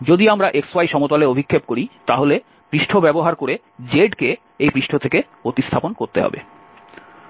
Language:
Bangla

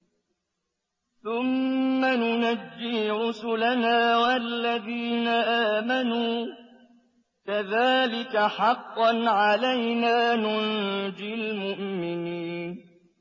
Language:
Arabic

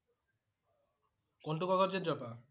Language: Assamese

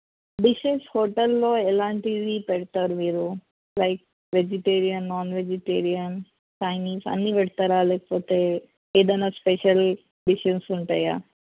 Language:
Telugu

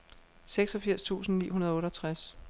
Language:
Danish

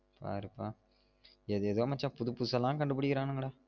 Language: Tamil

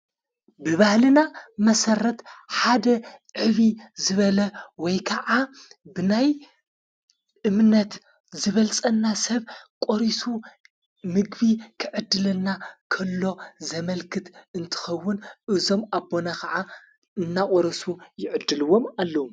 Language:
Tigrinya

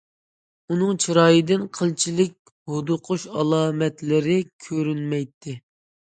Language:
Uyghur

